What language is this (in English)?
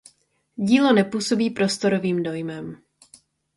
Czech